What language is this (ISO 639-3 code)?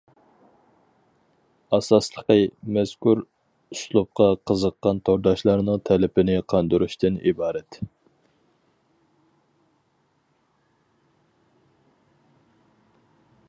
uig